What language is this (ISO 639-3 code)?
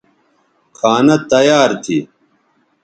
btv